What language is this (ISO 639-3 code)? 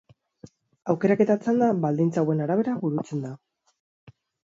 eus